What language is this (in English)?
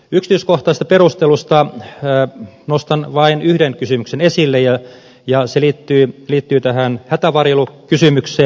Finnish